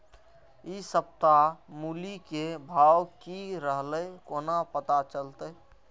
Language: Maithili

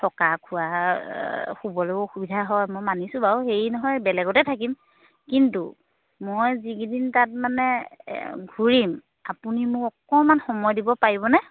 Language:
Assamese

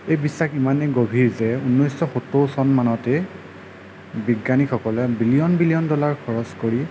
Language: Assamese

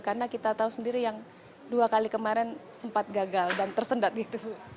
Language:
Indonesian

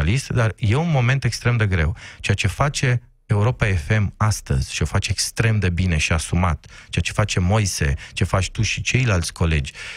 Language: Romanian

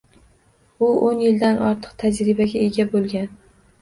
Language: Uzbek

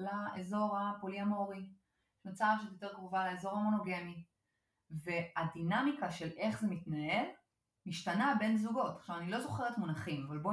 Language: Hebrew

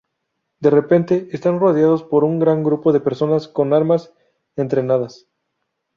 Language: Spanish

